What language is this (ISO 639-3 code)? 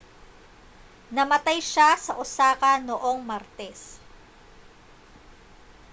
fil